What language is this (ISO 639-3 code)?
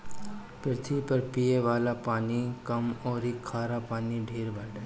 bho